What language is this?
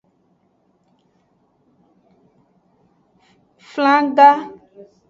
Aja (Benin)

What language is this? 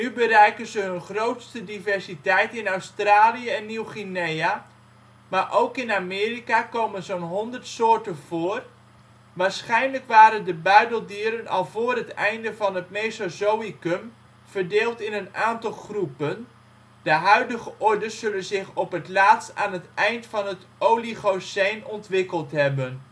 Dutch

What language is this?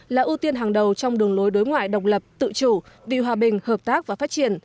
Vietnamese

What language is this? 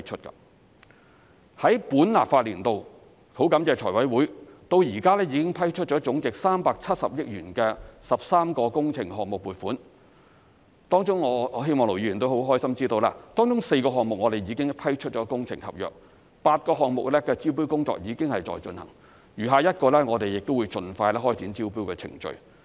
Cantonese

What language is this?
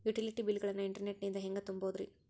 Kannada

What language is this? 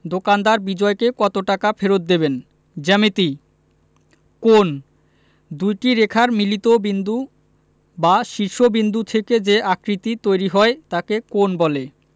Bangla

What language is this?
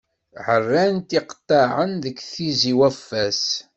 Kabyle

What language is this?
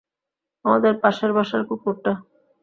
Bangla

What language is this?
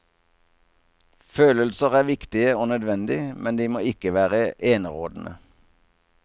Norwegian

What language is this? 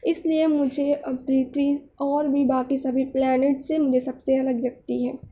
Urdu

